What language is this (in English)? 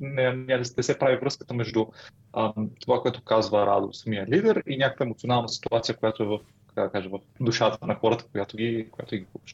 Bulgarian